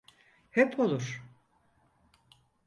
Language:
Turkish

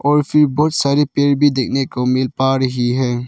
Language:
Hindi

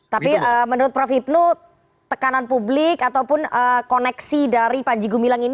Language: Indonesian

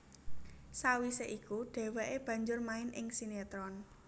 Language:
Javanese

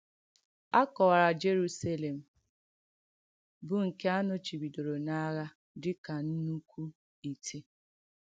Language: Igbo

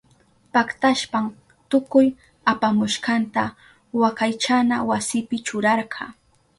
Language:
Southern Pastaza Quechua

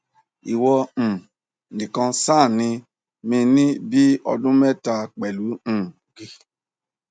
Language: Yoruba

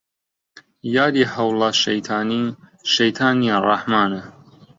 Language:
Central Kurdish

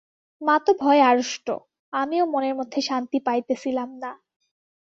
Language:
Bangla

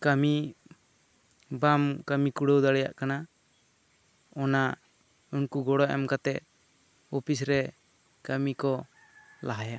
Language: Santali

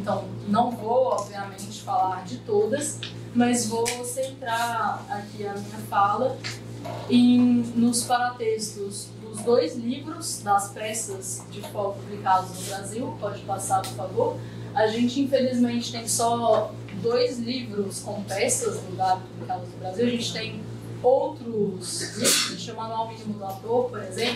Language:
Portuguese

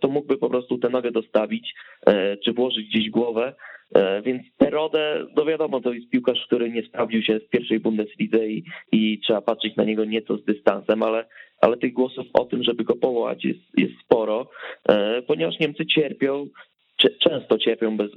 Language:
Polish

